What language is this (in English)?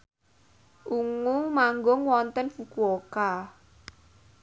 Javanese